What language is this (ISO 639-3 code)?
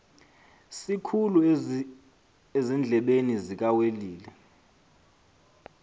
xho